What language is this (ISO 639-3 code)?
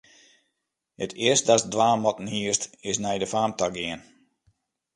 fry